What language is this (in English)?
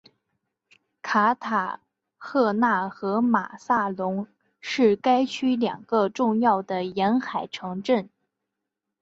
Chinese